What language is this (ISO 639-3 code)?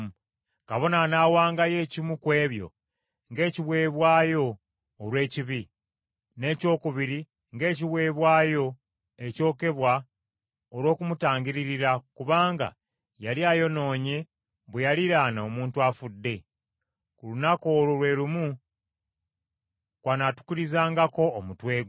lug